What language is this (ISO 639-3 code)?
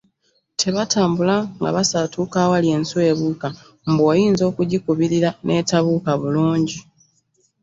lug